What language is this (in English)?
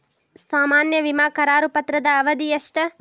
Kannada